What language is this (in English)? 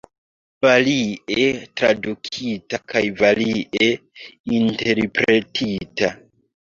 Esperanto